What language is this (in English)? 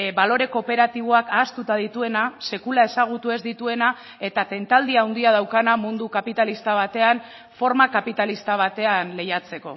Basque